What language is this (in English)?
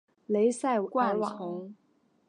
Chinese